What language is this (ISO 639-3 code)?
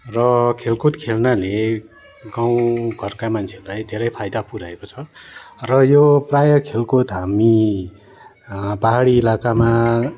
nep